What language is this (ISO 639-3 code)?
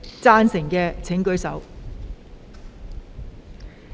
yue